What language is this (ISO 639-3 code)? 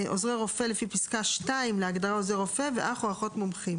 heb